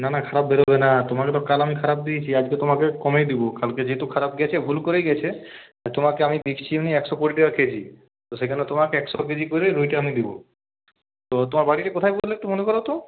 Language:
Bangla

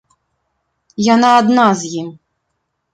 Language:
Belarusian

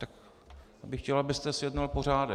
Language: Czech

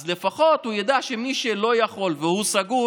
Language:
Hebrew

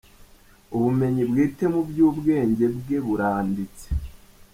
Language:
Kinyarwanda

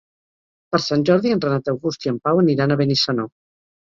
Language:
Catalan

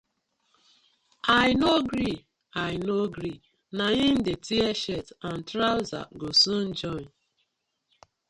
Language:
Nigerian Pidgin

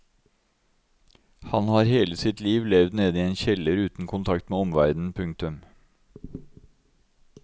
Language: Norwegian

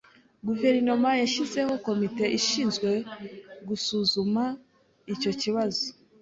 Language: Kinyarwanda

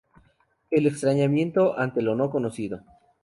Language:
Spanish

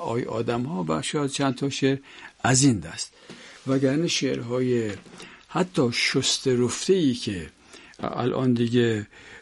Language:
Persian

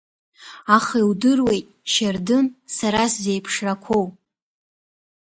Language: Abkhazian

